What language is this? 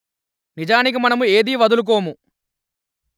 Telugu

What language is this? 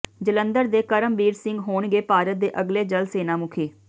Punjabi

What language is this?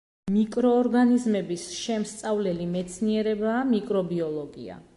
Georgian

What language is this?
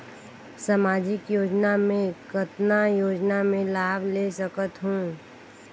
Chhattisgarhi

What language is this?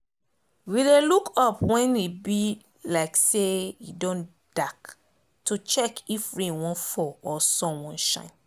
Nigerian Pidgin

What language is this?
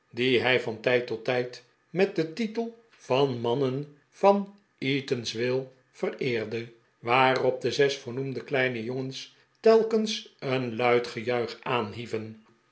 Dutch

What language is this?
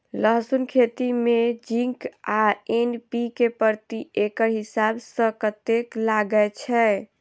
Maithili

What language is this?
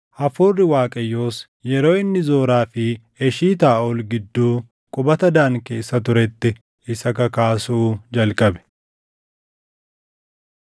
Oromo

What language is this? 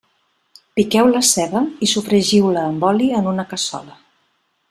Catalan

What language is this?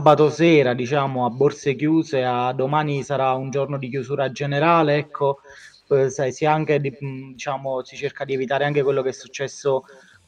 Italian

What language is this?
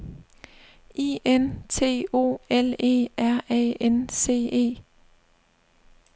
Danish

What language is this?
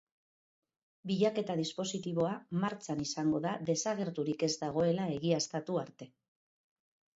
Basque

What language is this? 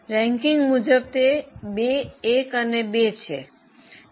Gujarati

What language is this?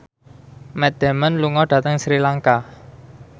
Javanese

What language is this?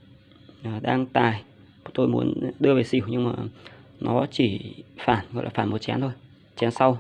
Vietnamese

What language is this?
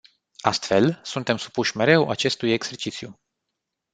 Romanian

